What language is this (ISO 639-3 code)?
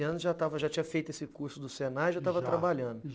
por